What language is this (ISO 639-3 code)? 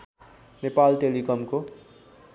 nep